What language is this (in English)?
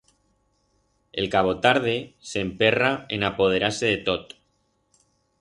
Aragonese